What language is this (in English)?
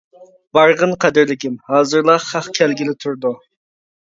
Uyghur